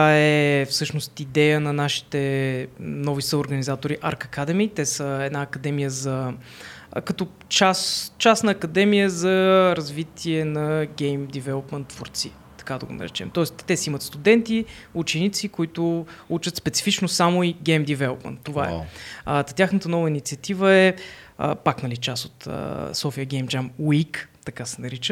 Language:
Bulgarian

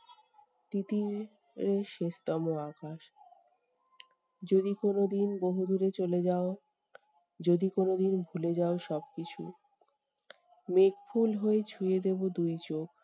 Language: Bangla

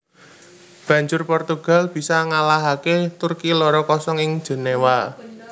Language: Javanese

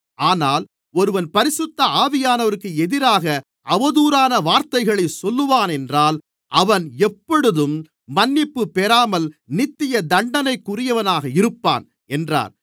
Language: Tamil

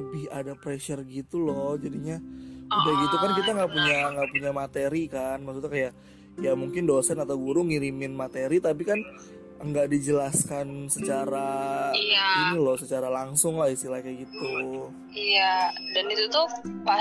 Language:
Indonesian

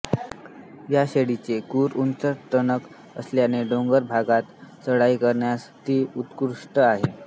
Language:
Marathi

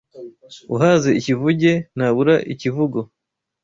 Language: Kinyarwanda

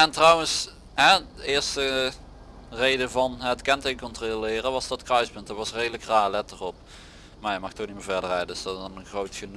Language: Dutch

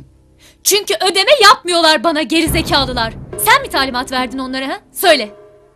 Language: Turkish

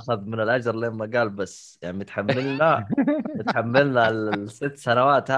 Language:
Arabic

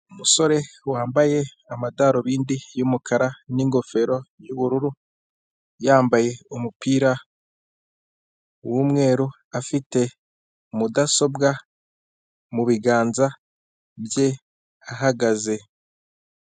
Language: Kinyarwanda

